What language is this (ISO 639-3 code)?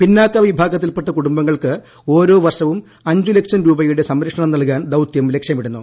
mal